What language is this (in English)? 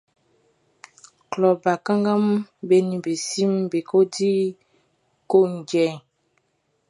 Baoulé